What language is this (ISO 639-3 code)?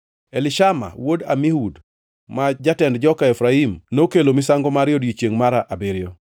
luo